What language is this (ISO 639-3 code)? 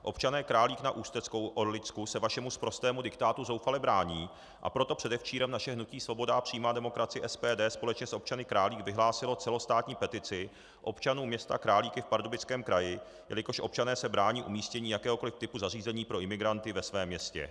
ces